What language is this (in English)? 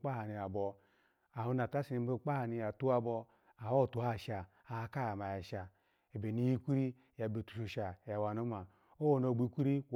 Alago